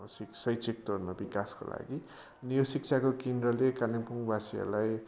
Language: Nepali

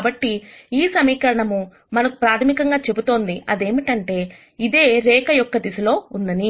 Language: Telugu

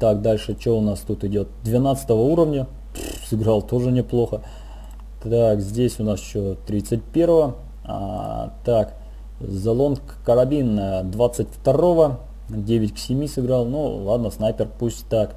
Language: Russian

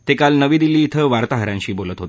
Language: Marathi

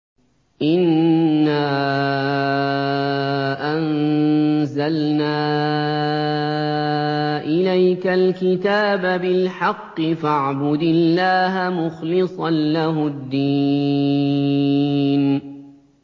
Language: Arabic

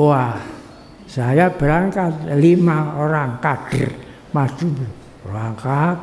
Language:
Indonesian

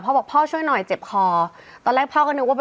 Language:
Thai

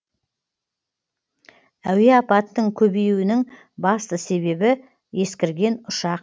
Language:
Kazakh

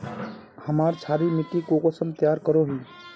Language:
Magahi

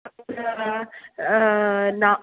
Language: Sanskrit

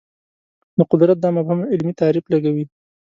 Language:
Pashto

